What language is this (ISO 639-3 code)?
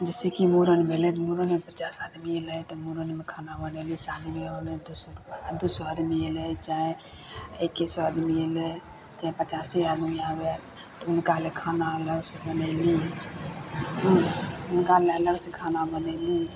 mai